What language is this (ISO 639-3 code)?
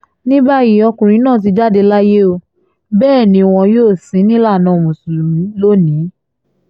yor